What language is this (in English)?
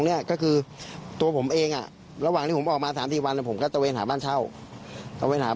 Thai